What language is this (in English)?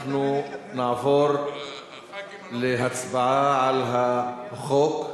Hebrew